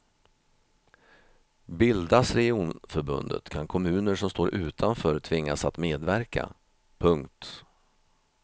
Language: Swedish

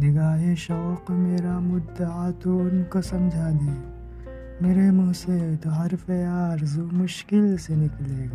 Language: Urdu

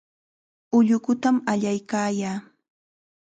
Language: Chiquián Ancash Quechua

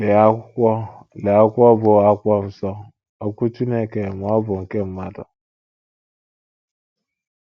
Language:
Igbo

